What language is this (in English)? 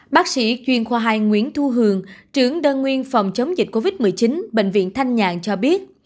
Vietnamese